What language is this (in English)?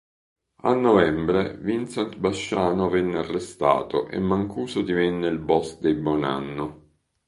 Italian